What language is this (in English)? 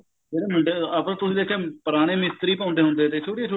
Punjabi